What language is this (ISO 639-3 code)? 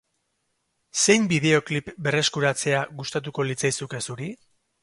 eus